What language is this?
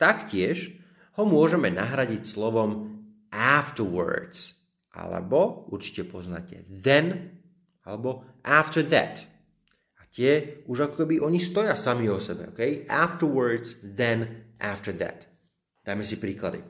Slovak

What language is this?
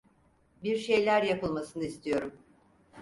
Turkish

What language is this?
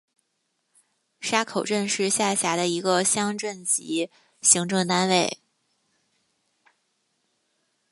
Chinese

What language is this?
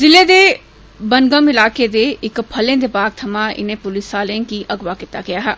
Dogri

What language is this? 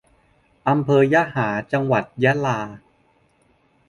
Thai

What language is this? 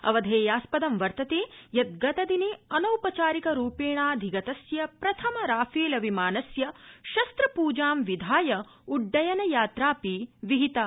Sanskrit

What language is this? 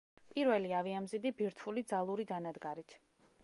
Georgian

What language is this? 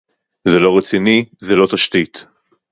Hebrew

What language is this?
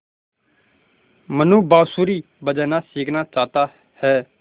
Hindi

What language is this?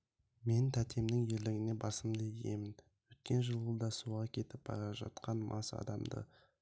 Kazakh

